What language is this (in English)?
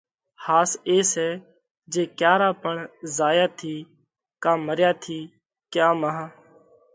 Parkari Koli